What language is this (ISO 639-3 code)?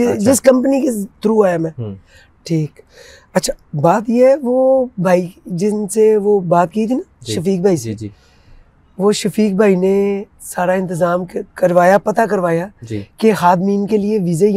urd